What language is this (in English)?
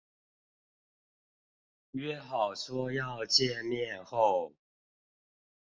Chinese